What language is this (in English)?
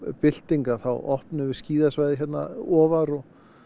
Icelandic